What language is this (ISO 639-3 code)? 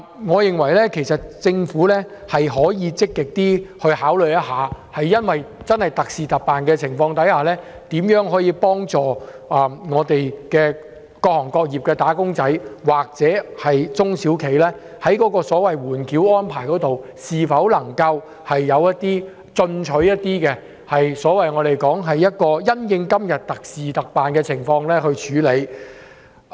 yue